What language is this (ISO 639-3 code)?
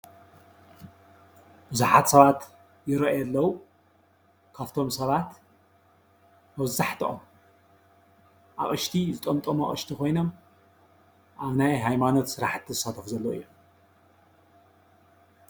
tir